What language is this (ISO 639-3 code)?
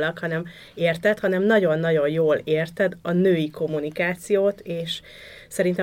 hun